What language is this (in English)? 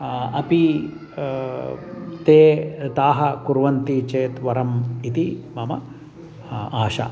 Sanskrit